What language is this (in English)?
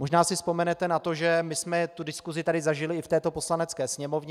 Czech